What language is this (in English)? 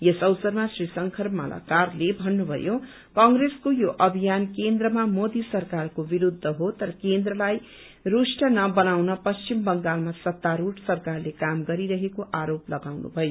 Nepali